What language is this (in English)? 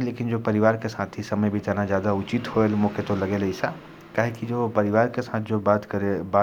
Korwa